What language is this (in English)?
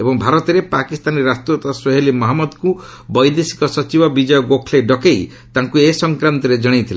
Odia